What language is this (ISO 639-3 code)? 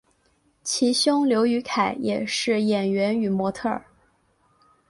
zho